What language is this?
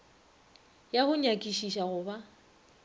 Northern Sotho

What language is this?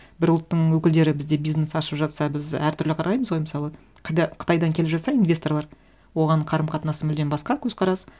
Kazakh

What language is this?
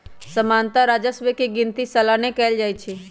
Magahi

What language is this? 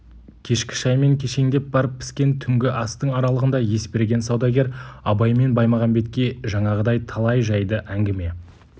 Kazakh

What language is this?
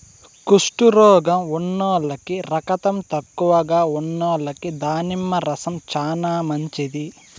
Telugu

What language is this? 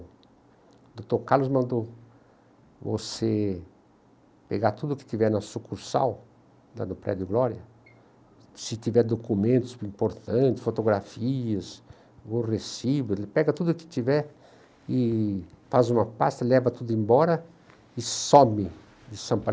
Portuguese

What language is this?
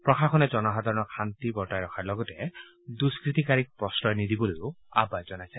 Assamese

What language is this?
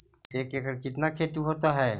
Magahi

